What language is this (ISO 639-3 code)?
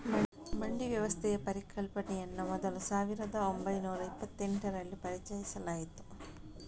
kan